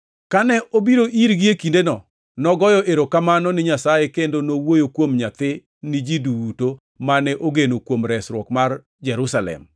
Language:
Luo (Kenya and Tanzania)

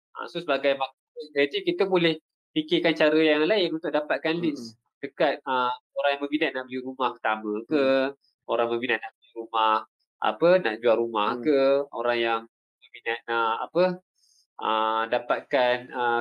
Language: Malay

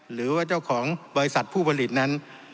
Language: Thai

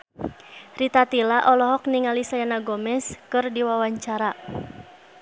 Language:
Sundanese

